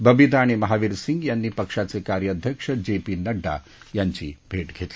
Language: Marathi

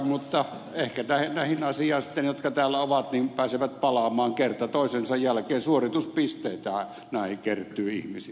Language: Finnish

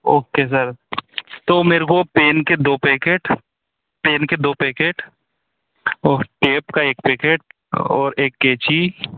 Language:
Hindi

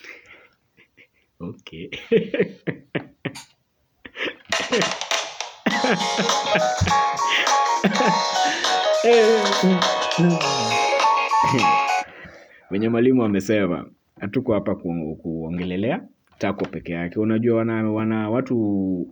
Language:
Swahili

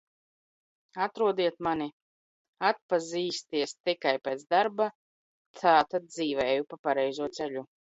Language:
Latvian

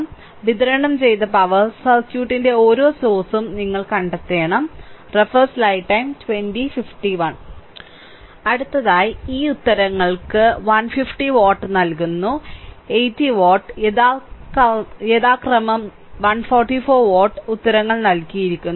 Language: Malayalam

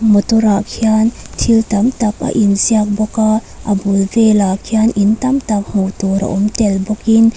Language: Mizo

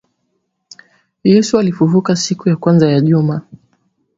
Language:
Swahili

